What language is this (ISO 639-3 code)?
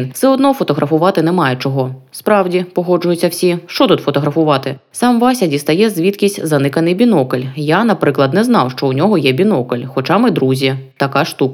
ukr